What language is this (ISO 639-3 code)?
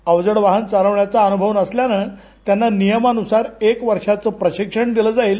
mar